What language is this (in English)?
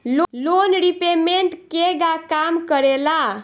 Bhojpuri